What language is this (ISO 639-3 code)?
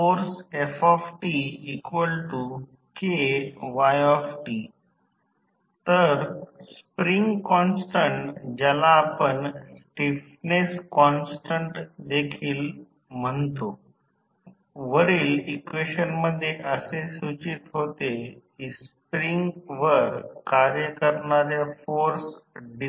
mar